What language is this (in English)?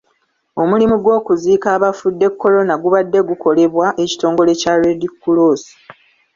Ganda